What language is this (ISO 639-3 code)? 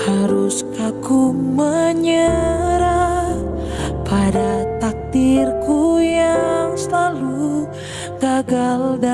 ind